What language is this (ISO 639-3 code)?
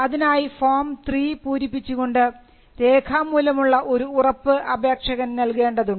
mal